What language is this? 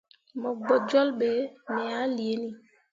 Mundang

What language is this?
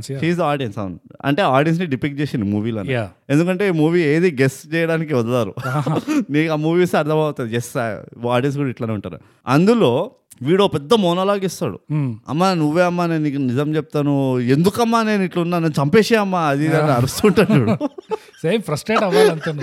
Telugu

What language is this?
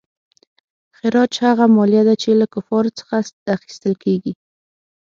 Pashto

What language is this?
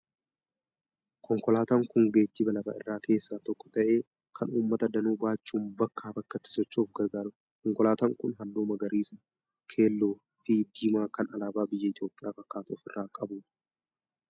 Oromo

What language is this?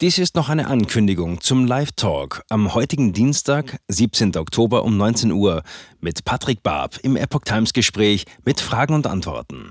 German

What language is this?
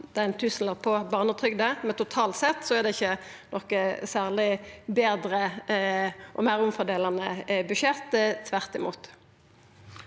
Norwegian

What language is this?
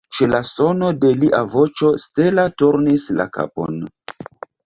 Esperanto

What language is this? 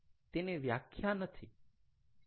Gujarati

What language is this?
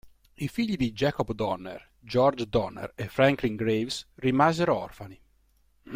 Italian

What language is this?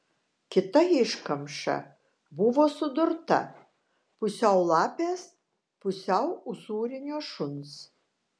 Lithuanian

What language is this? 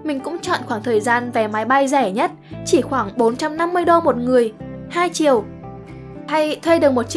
Vietnamese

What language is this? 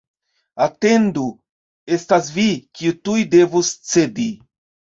Esperanto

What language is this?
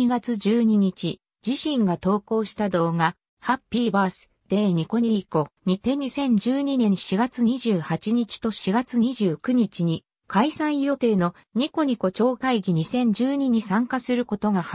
Japanese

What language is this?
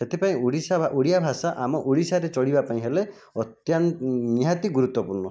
Odia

